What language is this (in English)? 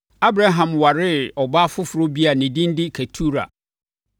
Akan